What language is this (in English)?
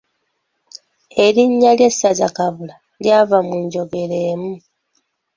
Ganda